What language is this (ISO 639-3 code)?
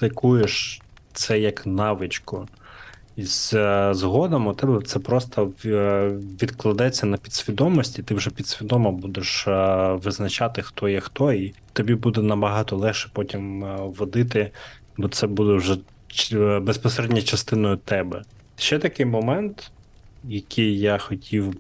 ukr